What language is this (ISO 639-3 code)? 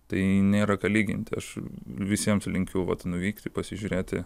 lit